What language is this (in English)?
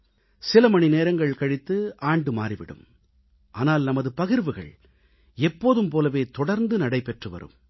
Tamil